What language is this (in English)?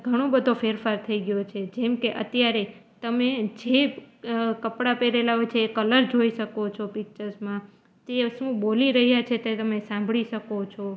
Gujarati